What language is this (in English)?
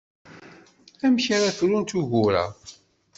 Kabyle